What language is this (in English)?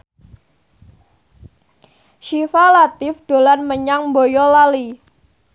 Javanese